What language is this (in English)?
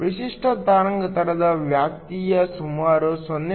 Kannada